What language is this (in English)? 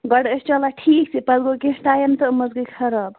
Kashmiri